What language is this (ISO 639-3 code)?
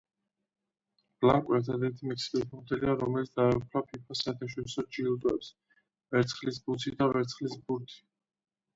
kat